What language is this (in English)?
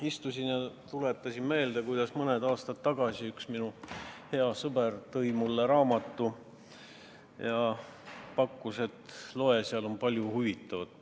Estonian